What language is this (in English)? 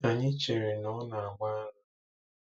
Igbo